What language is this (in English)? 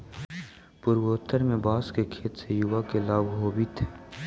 Magahi